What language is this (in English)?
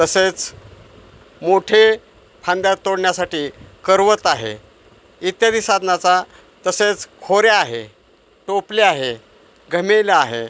Marathi